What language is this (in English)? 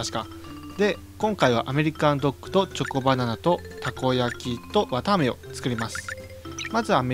Japanese